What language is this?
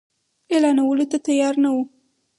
Pashto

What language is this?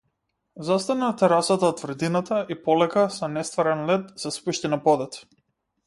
Macedonian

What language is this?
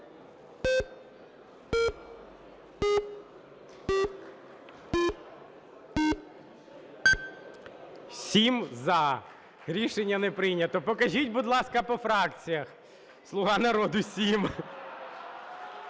Ukrainian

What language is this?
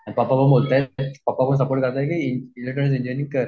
Marathi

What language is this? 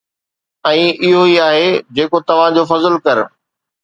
Sindhi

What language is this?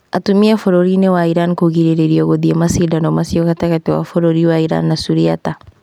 Kikuyu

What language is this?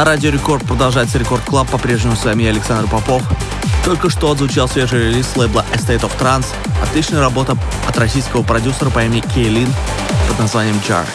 Russian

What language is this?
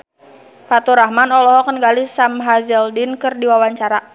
Sundanese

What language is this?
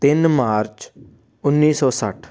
Punjabi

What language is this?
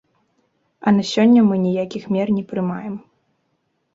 Belarusian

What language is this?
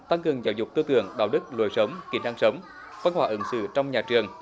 Vietnamese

